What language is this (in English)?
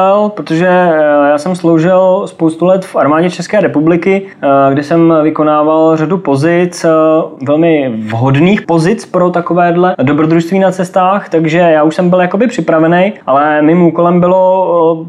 Czech